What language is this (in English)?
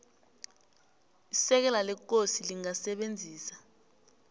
South Ndebele